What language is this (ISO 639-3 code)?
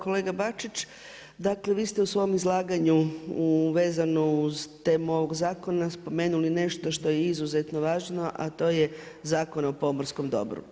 hrv